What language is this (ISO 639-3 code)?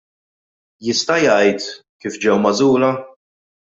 mlt